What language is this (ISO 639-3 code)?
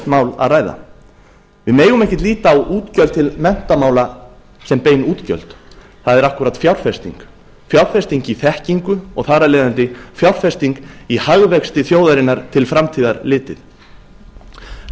isl